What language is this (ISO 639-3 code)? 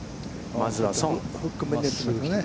jpn